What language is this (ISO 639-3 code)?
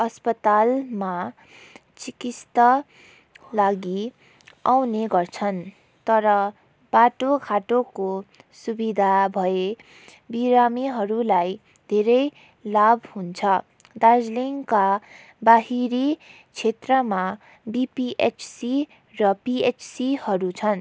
nep